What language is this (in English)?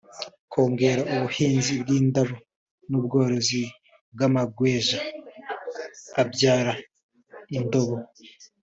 Kinyarwanda